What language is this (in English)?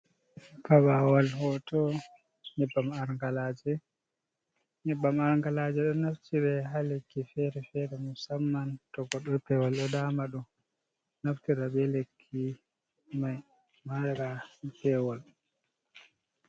Fula